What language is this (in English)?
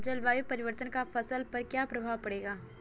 Hindi